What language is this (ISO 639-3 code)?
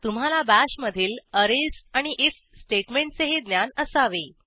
mar